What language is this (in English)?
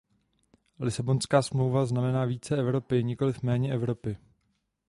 Czech